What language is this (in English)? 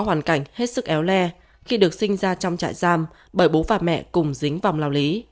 Vietnamese